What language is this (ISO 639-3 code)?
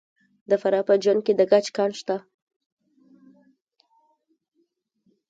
pus